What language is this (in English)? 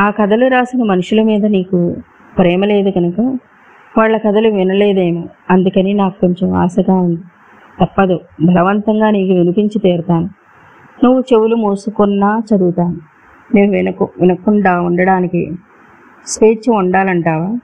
Telugu